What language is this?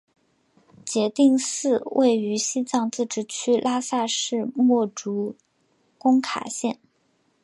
Chinese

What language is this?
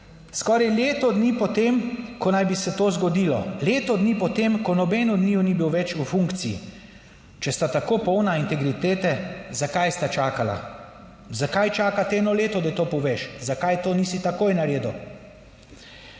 Slovenian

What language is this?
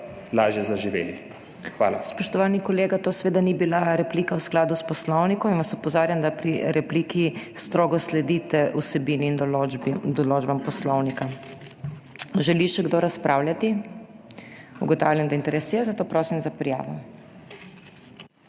Slovenian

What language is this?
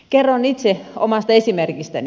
Finnish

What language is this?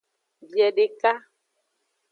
Aja (Benin)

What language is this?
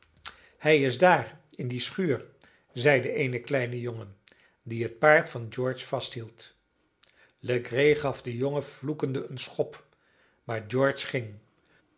Dutch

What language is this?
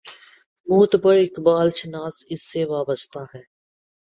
Urdu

